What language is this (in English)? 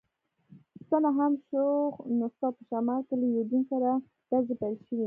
Pashto